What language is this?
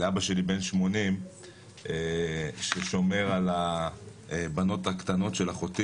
Hebrew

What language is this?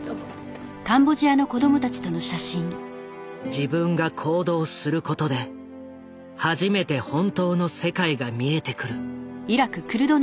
Japanese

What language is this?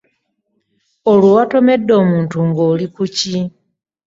Ganda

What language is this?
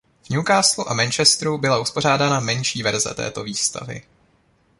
Czech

